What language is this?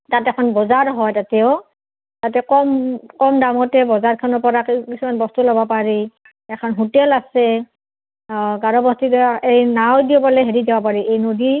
Assamese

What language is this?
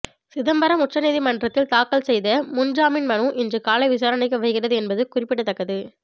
Tamil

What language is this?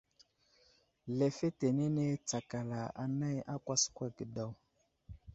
Wuzlam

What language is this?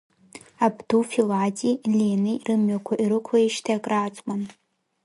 Abkhazian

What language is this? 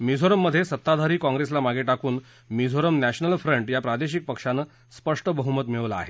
Marathi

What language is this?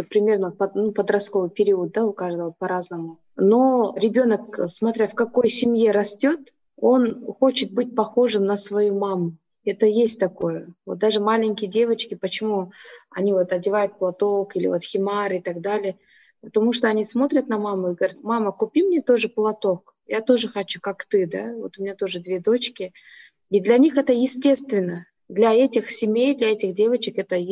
Russian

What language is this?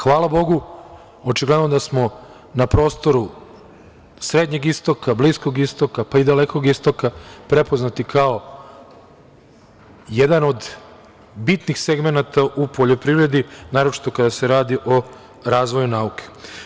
Serbian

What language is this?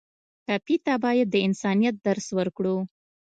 Pashto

